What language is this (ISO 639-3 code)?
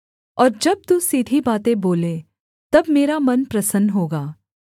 hin